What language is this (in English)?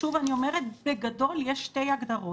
Hebrew